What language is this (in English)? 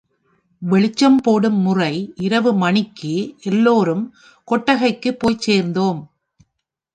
Tamil